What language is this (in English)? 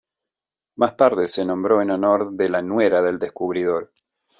Spanish